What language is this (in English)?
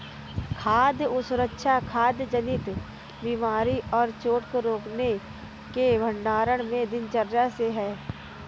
Hindi